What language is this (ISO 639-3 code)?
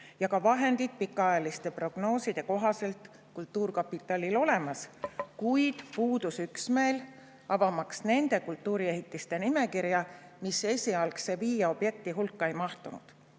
est